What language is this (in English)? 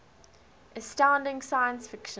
English